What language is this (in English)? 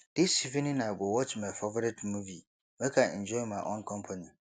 Nigerian Pidgin